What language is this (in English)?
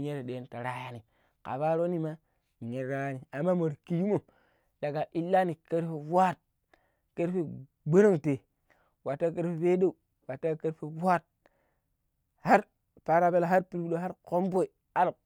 Pero